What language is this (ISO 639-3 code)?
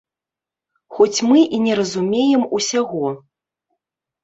bel